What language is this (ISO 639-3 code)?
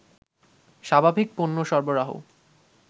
ben